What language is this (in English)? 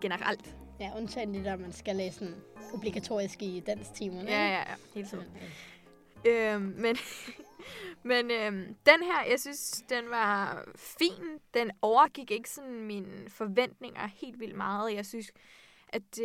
Danish